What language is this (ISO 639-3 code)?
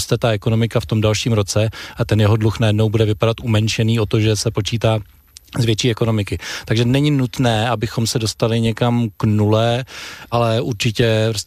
ces